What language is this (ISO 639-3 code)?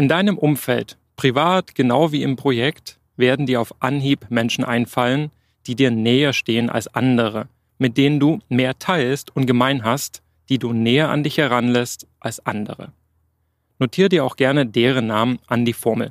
deu